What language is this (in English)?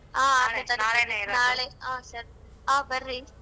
Kannada